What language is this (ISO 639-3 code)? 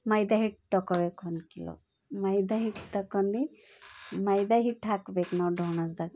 kan